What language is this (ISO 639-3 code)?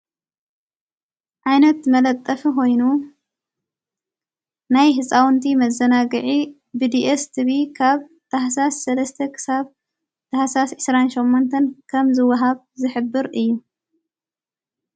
tir